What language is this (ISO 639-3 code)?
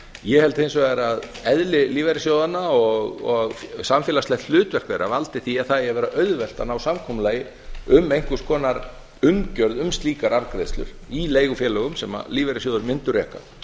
isl